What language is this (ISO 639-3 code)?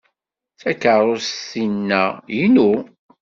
kab